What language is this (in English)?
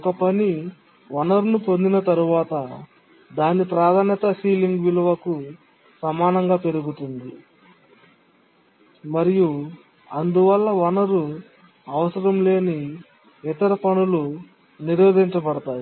Telugu